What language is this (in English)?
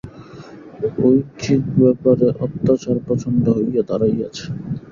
Bangla